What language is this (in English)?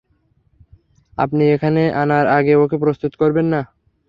Bangla